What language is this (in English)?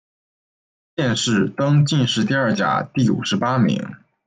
Chinese